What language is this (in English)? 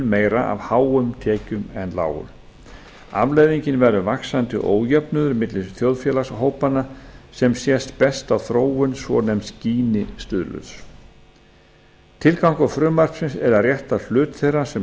Icelandic